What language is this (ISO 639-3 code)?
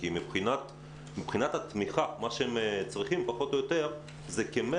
heb